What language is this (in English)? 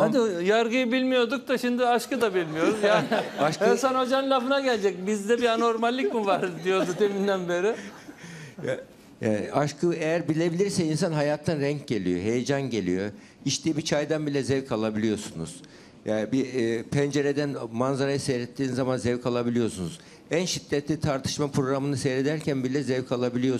Turkish